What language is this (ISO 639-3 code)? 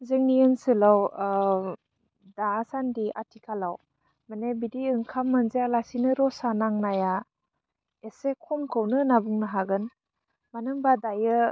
brx